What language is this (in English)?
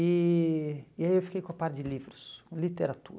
Portuguese